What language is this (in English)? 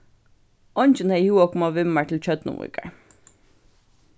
Faroese